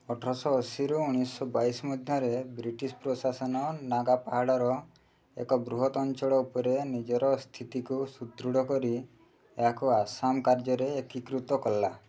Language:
Odia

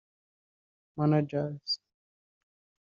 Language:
Kinyarwanda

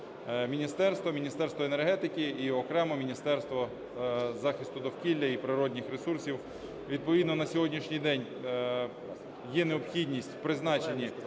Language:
Ukrainian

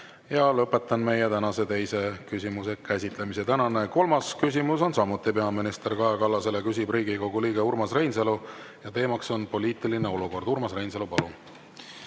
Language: Estonian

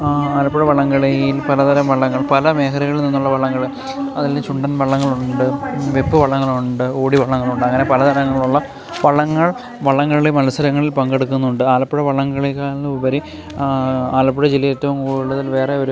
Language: Malayalam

